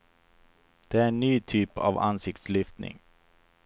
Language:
Swedish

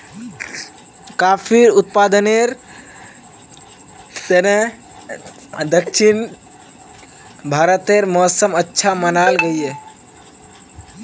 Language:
Magahi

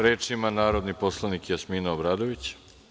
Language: Serbian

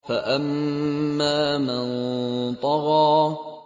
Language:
Arabic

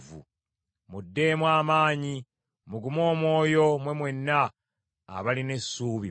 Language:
Ganda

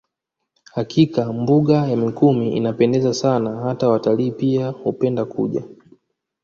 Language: Swahili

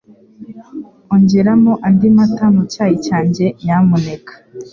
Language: Kinyarwanda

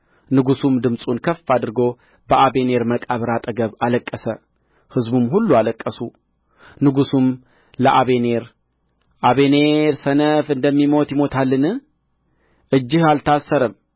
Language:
Amharic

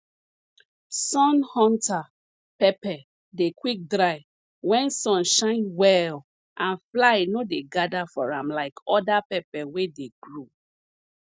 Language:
Nigerian Pidgin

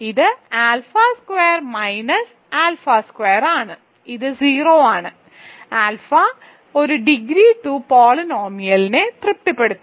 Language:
Malayalam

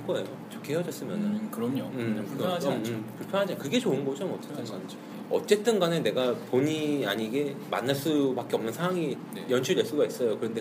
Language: Korean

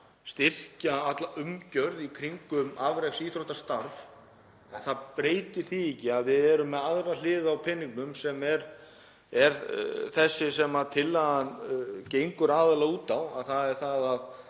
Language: Icelandic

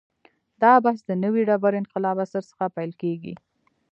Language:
Pashto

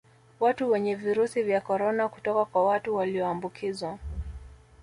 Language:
Swahili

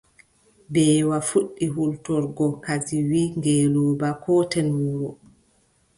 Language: Adamawa Fulfulde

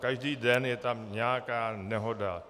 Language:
Czech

